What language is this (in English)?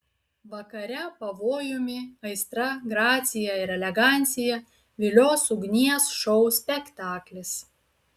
Lithuanian